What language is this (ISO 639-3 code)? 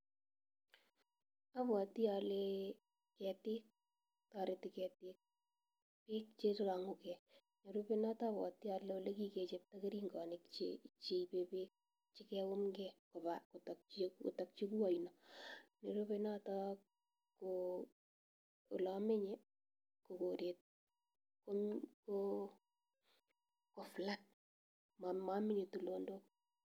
kln